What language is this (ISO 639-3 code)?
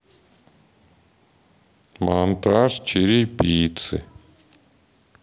rus